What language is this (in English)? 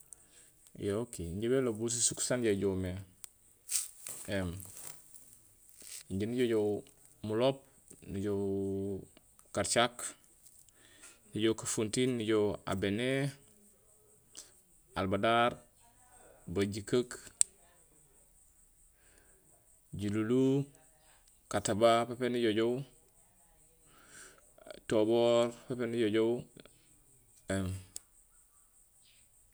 Gusilay